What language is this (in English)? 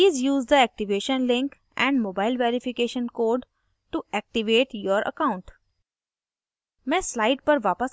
Hindi